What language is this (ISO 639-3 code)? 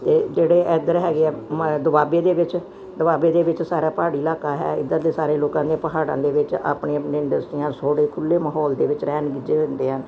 pan